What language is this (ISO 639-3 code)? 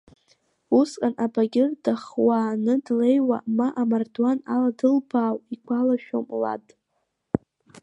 abk